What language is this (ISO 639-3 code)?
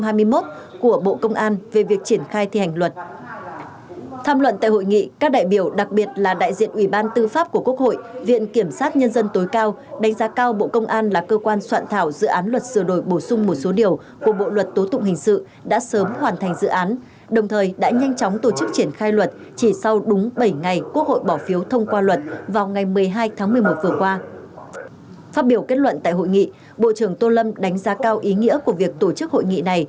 vie